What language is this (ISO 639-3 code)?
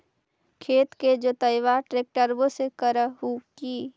mag